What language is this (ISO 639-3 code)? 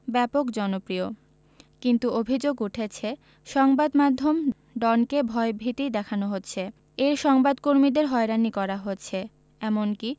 ben